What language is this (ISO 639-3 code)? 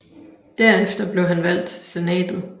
dan